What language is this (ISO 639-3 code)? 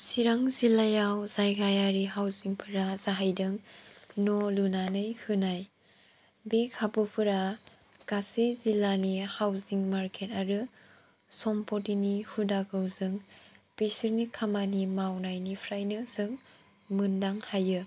brx